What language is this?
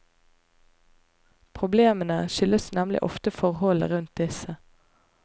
Norwegian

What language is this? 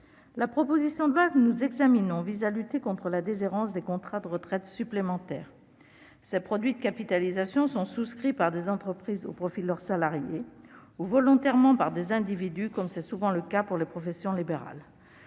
French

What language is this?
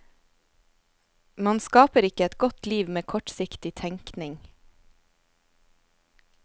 Norwegian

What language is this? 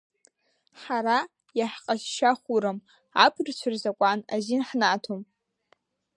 Abkhazian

